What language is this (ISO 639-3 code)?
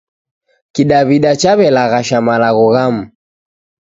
dav